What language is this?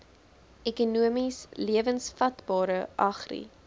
Afrikaans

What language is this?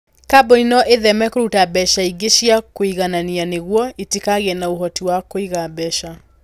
Kikuyu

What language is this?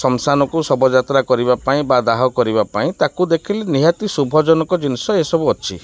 Odia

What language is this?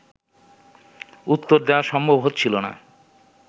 Bangla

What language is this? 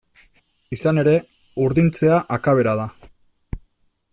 Basque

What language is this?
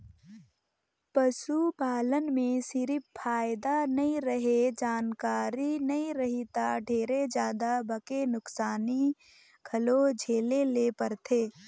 Chhattisgarhi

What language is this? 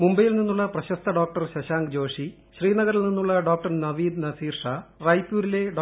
Malayalam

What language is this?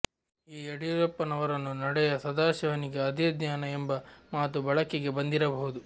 Kannada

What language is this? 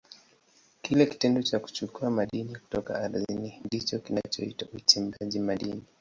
Swahili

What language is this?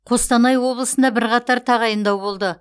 Kazakh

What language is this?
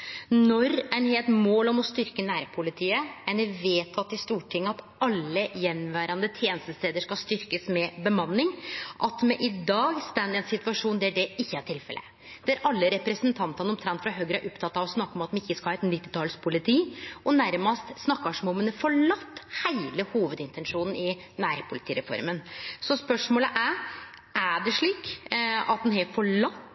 Norwegian Nynorsk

